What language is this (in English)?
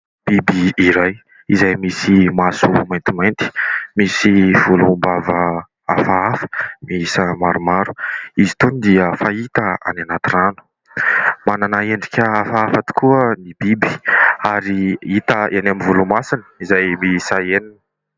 Malagasy